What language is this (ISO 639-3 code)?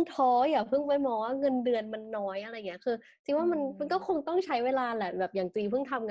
tha